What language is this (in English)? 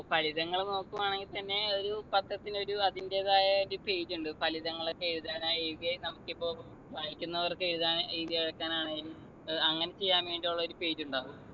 Malayalam